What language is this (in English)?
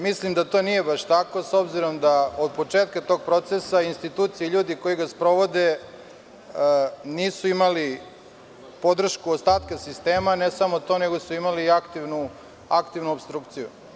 Serbian